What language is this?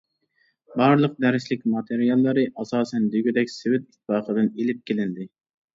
Uyghur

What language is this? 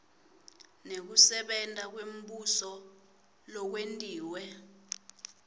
Swati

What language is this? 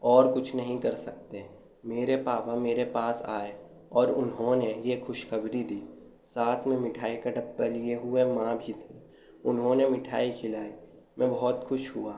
Urdu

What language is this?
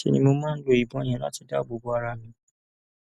Yoruba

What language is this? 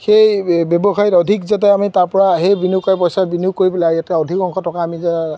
Assamese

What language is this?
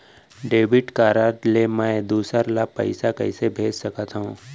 Chhattisgarhi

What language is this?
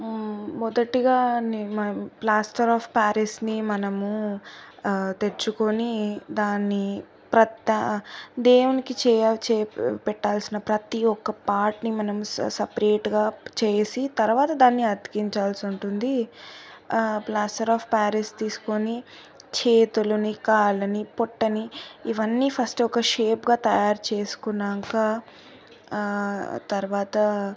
Telugu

